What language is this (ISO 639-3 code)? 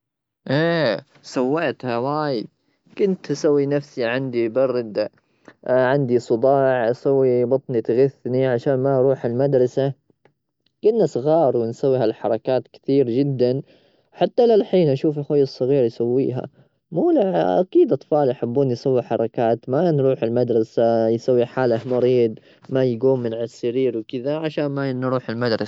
afb